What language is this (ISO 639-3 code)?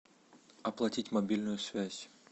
rus